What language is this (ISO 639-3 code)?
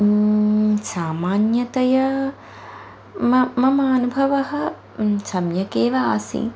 san